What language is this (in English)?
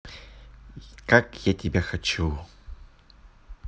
Russian